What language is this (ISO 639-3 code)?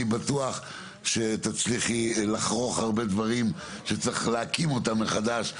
heb